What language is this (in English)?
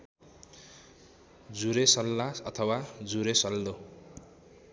Nepali